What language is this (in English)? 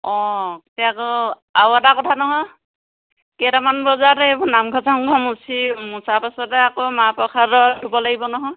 Assamese